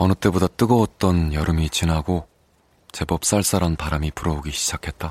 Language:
Korean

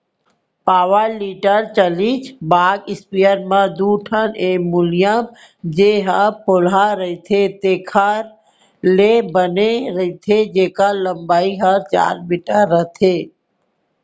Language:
Chhattisgarhi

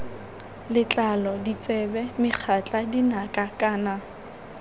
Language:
Tswana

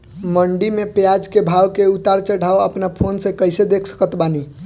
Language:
Bhojpuri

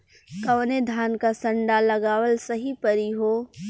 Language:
Bhojpuri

